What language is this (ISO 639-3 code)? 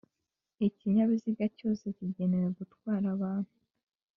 kin